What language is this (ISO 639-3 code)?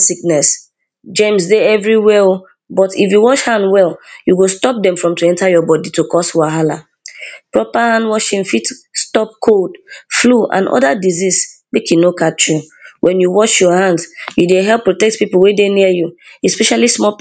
pcm